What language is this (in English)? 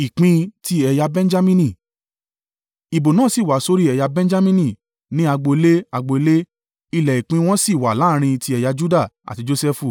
Yoruba